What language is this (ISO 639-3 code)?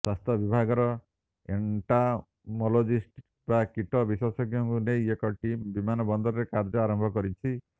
ori